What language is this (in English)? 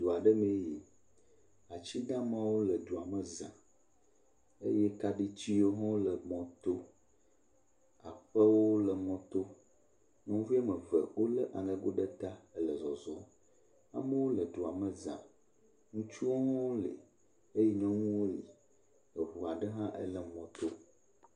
Ewe